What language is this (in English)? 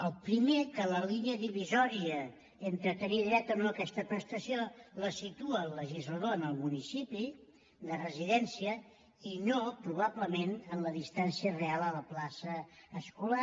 Catalan